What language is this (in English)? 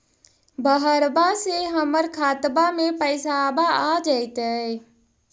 Magahi